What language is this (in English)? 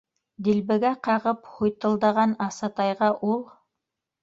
Bashkir